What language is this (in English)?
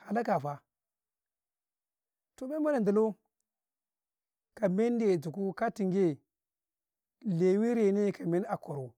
Karekare